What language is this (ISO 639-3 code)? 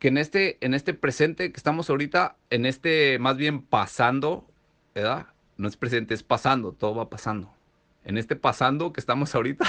spa